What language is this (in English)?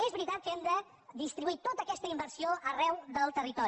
Catalan